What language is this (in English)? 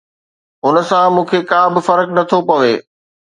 Sindhi